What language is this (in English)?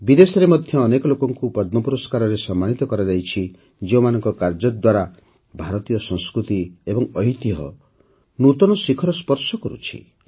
Odia